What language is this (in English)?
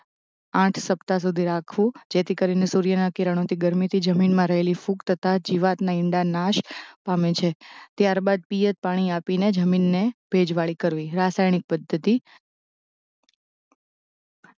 Gujarati